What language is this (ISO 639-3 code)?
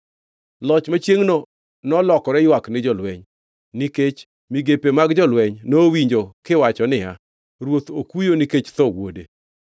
luo